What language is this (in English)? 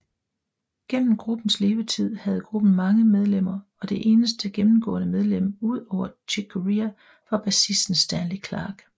Danish